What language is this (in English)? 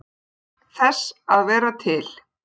Icelandic